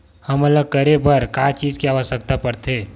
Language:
Chhattisgarhi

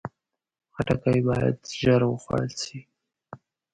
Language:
Pashto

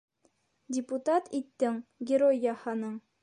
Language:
Bashkir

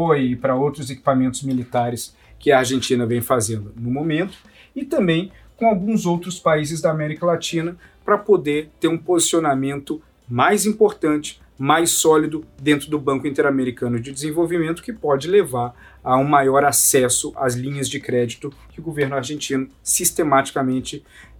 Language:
Portuguese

